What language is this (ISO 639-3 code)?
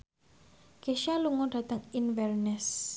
jav